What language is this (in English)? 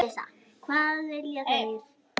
Icelandic